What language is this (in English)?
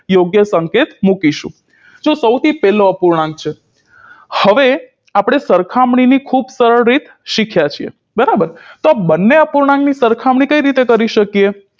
Gujarati